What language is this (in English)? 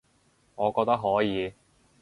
Cantonese